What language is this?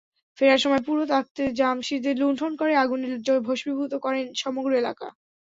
Bangla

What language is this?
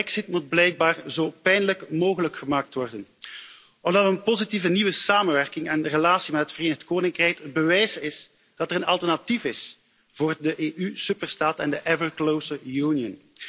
Dutch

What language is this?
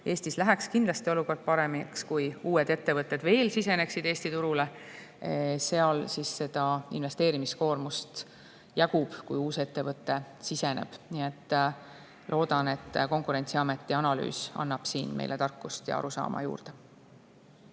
Estonian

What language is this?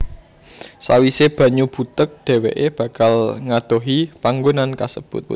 Javanese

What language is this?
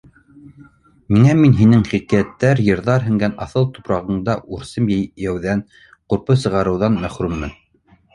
Bashkir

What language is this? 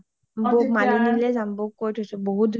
Assamese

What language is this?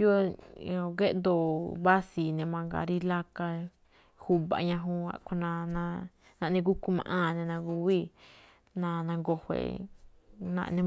Malinaltepec Me'phaa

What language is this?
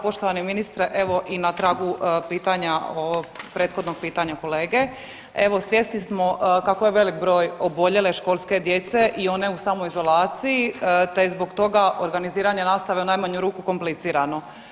Croatian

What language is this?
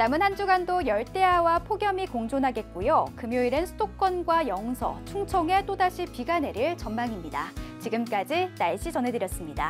Korean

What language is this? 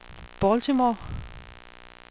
Danish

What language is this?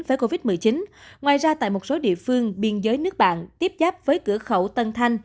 Vietnamese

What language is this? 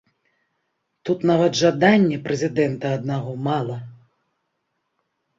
Belarusian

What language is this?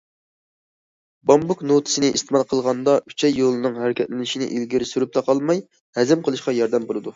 Uyghur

